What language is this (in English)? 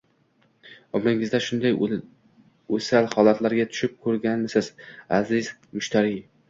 Uzbek